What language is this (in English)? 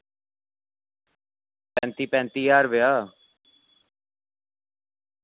Dogri